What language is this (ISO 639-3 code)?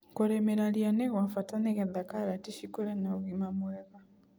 kik